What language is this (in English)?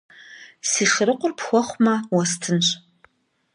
Kabardian